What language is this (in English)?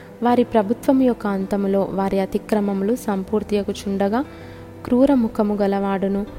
Telugu